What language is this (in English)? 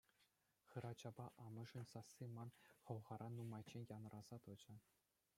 Chuvash